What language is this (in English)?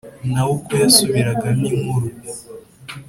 Kinyarwanda